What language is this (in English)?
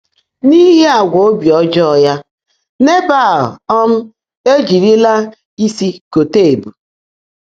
Igbo